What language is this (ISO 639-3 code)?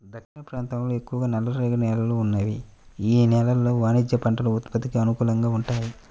tel